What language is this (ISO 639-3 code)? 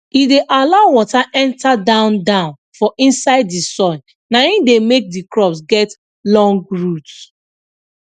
pcm